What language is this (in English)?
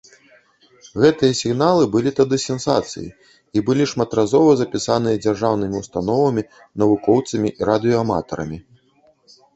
Belarusian